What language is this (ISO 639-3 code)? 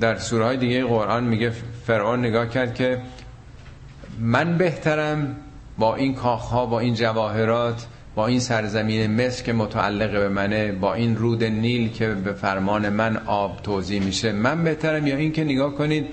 fas